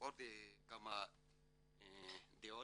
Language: Hebrew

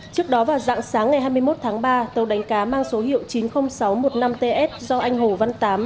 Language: Vietnamese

